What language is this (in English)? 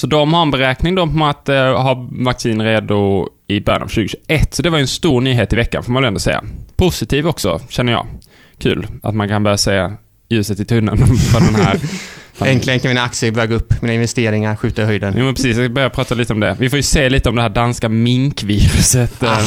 Swedish